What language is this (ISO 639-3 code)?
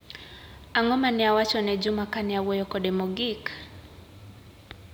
luo